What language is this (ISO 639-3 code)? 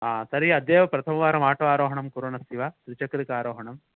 san